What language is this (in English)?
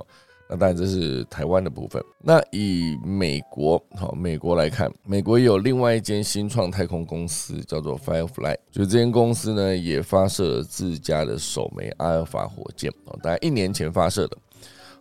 Chinese